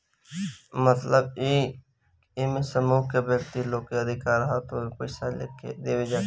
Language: Bhojpuri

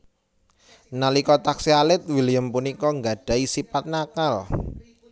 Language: Javanese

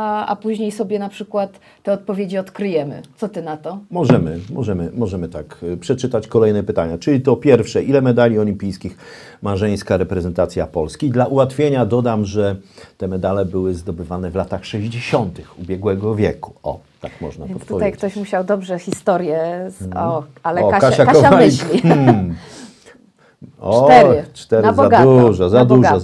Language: Polish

